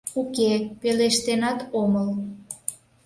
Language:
Mari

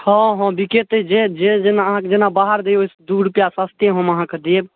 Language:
Maithili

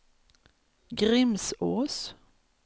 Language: Swedish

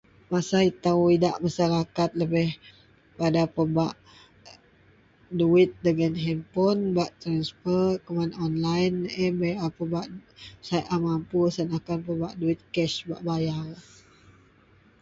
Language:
Central Melanau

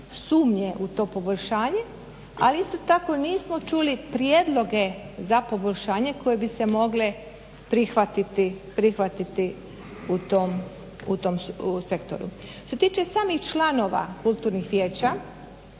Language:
Croatian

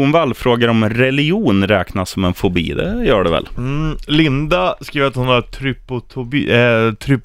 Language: Swedish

